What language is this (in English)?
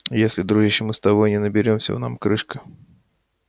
Russian